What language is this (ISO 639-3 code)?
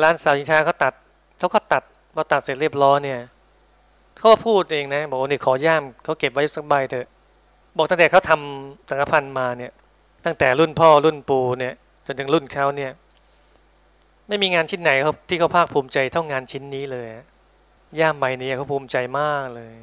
tha